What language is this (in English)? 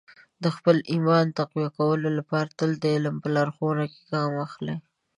Pashto